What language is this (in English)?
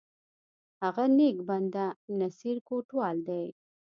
Pashto